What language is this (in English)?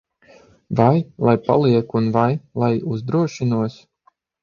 Latvian